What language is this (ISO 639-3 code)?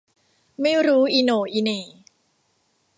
tha